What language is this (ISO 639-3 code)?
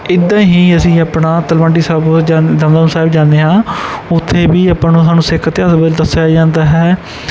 pan